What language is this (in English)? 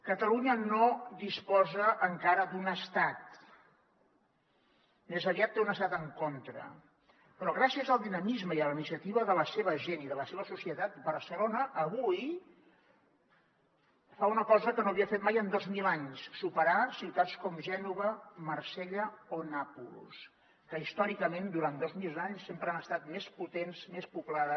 Catalan